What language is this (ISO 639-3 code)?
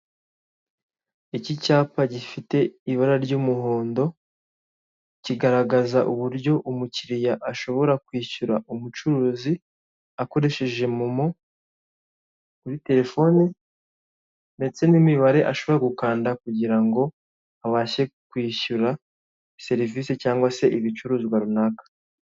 kin